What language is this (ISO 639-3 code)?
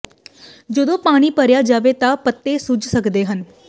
pan